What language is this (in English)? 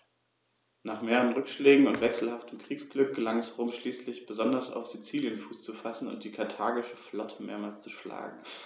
German